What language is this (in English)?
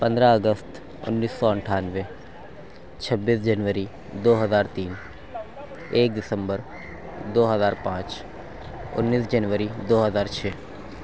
Urdu